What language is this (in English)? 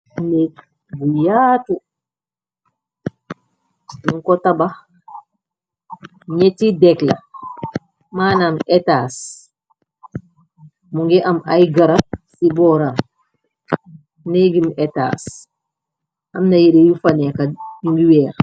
Wolof